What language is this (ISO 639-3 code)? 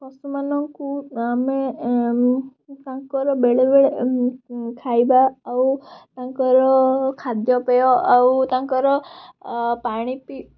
ori